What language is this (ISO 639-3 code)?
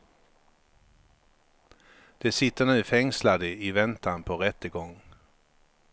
swe